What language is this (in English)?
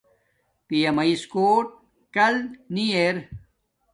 Domaaki